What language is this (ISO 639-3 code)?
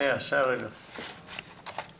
heb